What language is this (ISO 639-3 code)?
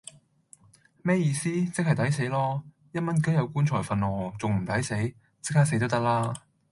yue